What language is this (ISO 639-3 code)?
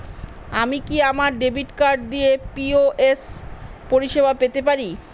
ben